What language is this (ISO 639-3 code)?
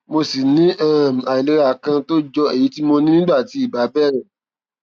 yor